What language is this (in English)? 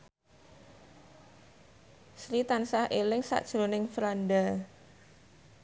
Javanese